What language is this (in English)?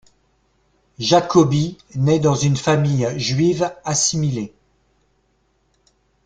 French